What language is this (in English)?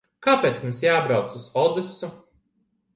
Latvian